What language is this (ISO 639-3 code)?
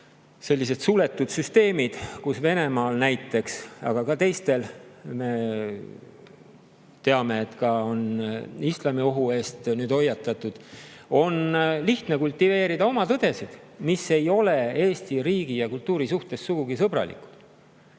est